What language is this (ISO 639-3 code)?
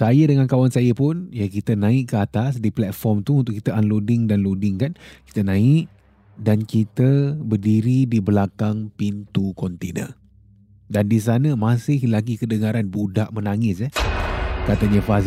msa